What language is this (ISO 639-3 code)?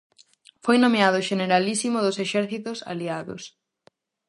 glg